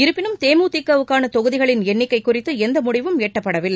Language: Tamil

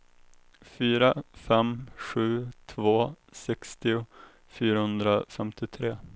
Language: Swedish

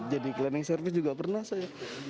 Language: Indonesian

